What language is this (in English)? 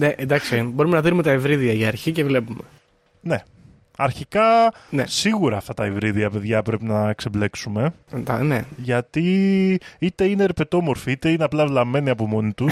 Greek